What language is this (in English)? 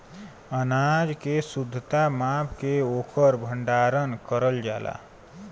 Bhojpuri